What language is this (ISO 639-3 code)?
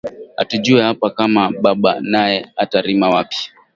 swa